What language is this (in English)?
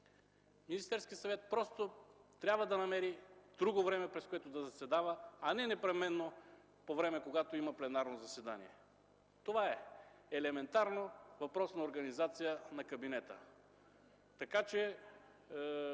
Bulgarian